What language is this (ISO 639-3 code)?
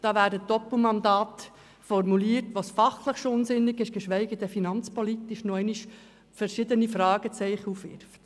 gsw